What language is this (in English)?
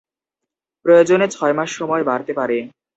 Bangla